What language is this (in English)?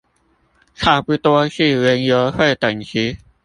Chinese